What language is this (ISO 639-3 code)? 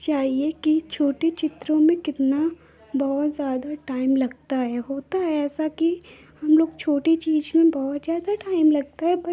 hin